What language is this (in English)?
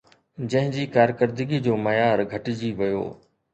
Sindhi